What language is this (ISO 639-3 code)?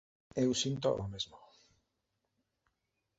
glg